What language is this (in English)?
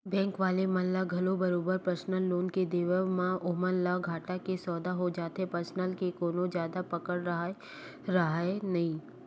Chhattisgarhi